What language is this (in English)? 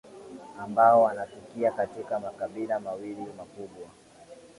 Swahili